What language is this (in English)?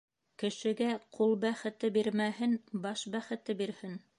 Bashkir